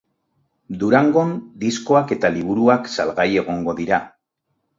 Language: Basque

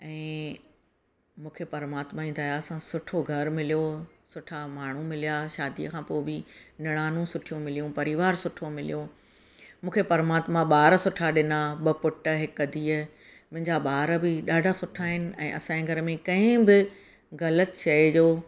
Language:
Sindhi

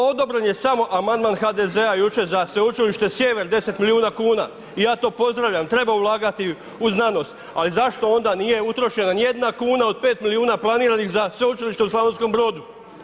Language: Croatian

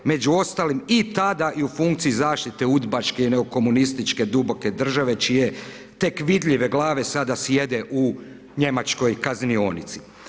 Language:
Croatian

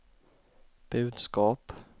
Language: Swedish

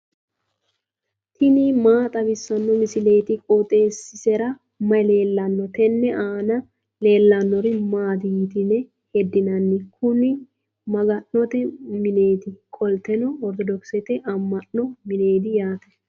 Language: Sidamo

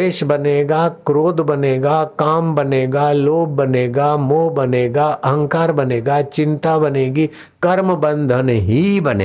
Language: Hindi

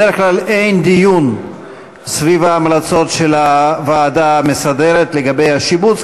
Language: Hebrew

